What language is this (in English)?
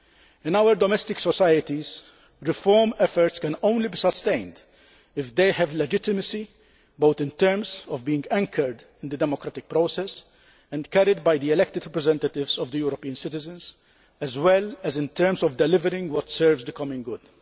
English